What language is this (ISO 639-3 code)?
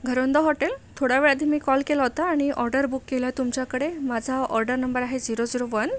mar